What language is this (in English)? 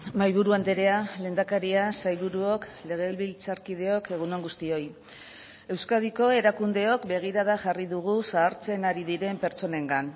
Basque